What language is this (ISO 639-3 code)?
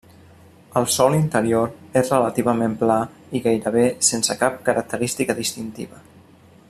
cat